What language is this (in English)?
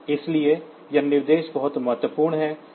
Hindi